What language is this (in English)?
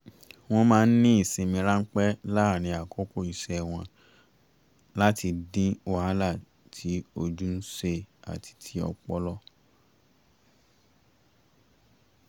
Yoruba